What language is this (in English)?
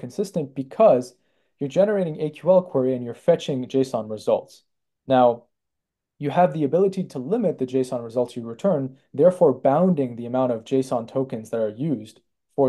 English